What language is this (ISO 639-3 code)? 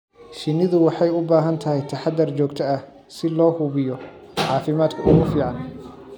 som